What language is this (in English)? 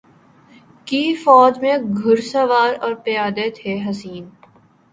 Urdu